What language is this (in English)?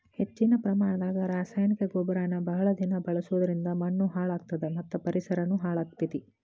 Kannada